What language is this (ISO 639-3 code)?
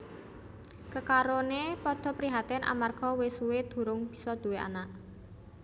jav